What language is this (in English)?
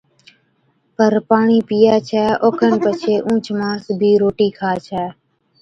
Od